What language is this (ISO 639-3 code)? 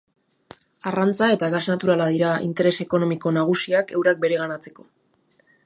eus